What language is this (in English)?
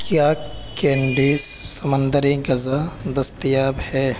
Urdu